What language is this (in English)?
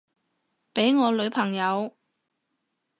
Cantonese